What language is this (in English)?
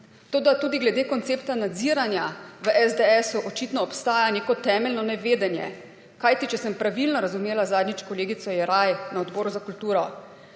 Slovenian